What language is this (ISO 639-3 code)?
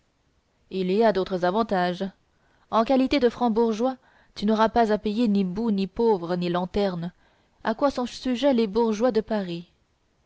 fra